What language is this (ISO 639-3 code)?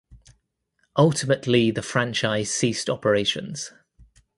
eng